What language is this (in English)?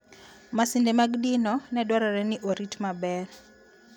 Luo (Kenya and Tanzania)